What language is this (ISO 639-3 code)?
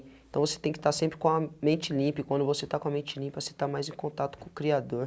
por